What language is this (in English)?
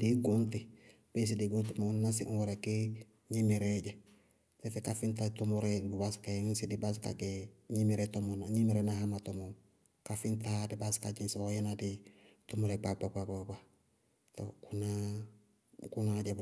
Bago-Kusuntu